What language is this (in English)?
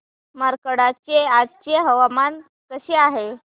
Marathi